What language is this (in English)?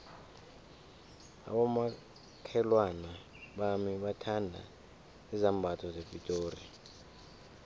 South Ndebele